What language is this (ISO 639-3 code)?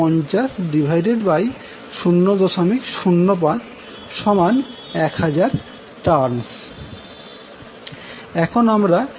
ben